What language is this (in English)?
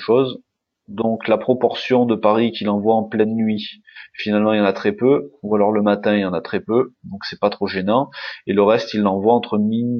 French